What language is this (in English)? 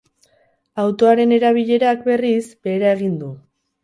Basque